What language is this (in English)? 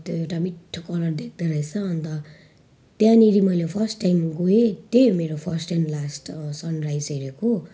Nepali